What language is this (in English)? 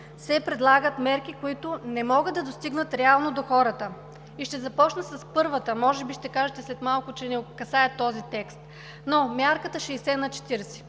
Bulgarian